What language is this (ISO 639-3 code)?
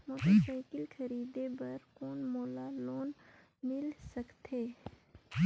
hne